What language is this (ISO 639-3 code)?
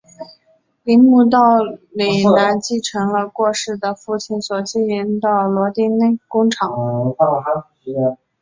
zho